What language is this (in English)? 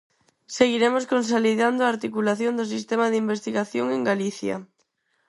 Galician